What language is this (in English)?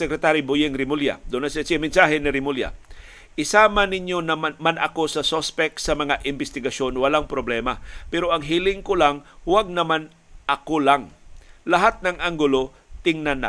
Filipino